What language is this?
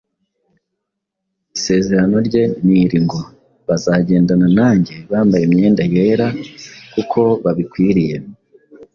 Kinyarwanda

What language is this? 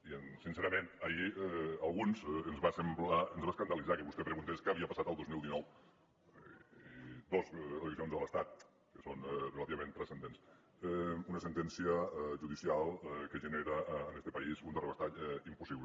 Catalan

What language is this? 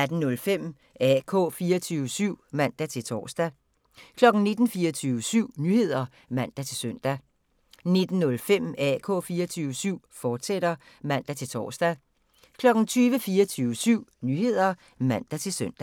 Danish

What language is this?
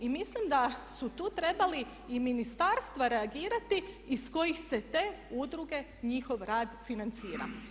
Croatian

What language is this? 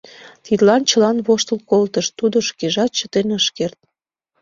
Mari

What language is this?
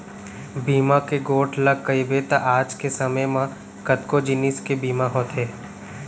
Chhattisgarhi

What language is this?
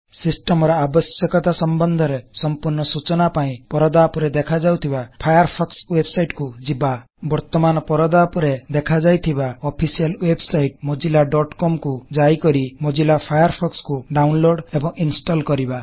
Odia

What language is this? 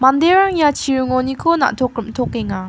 Garo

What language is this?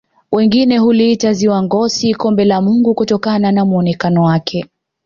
Swahili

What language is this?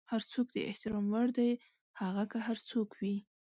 Pashto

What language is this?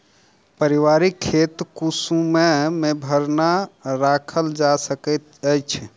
Maithili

